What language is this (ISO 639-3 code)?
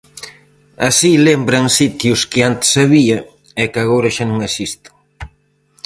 glg